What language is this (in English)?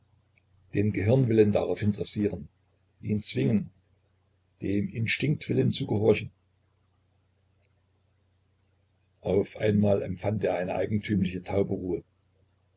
German